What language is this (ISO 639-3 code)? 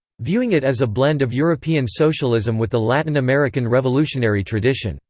eng